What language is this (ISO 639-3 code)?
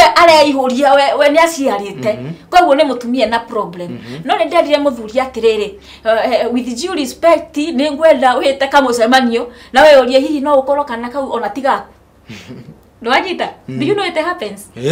ita